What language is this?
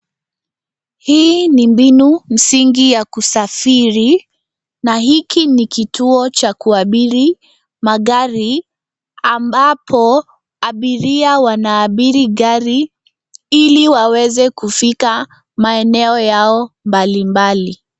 Swahili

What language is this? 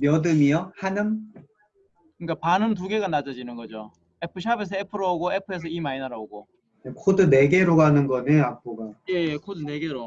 Korean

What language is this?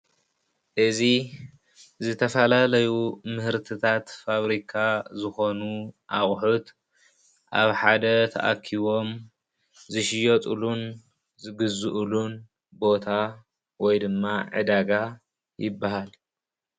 Tigrinya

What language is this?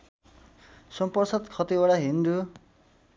Nepali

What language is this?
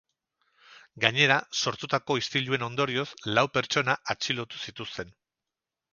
Basque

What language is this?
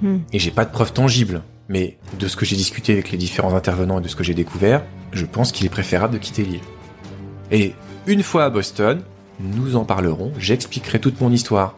French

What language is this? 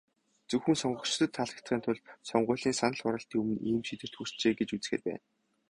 Mongolian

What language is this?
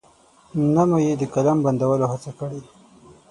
Pashto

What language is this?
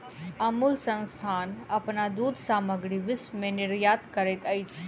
Maithili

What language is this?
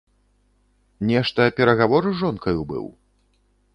Belarusian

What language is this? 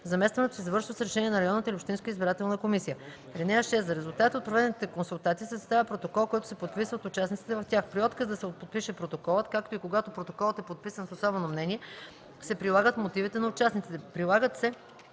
Bulgarian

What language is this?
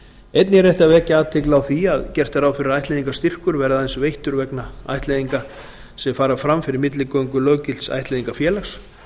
Icelandic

